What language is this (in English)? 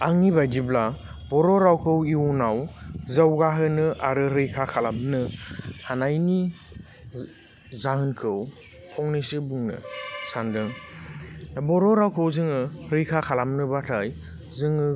Bodo